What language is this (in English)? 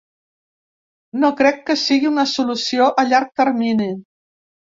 Catalan